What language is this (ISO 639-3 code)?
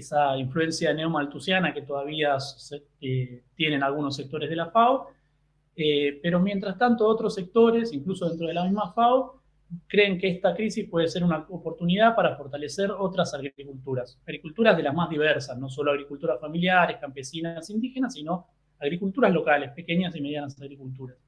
spa